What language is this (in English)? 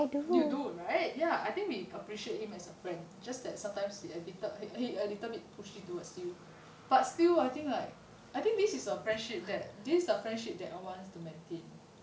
English